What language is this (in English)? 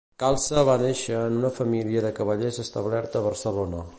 Catalan